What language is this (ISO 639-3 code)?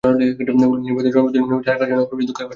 ben